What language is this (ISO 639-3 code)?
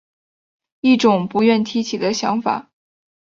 zho